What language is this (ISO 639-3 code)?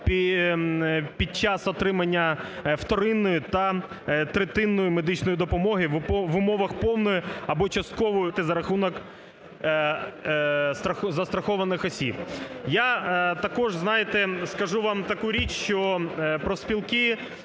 ukr